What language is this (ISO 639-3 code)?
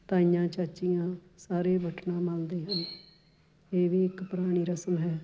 pan